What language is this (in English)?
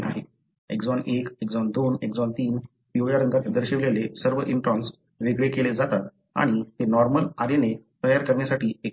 Marathi